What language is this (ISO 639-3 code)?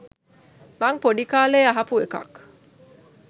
sin